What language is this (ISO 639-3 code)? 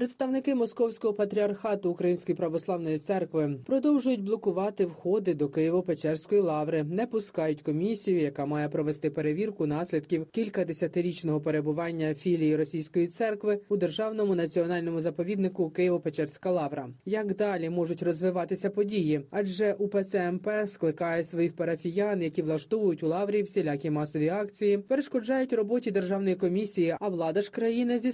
ukr